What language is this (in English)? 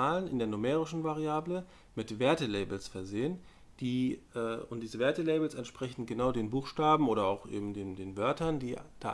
German